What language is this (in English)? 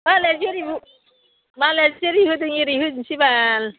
Bodo